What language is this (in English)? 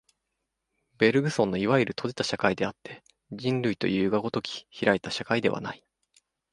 Japanese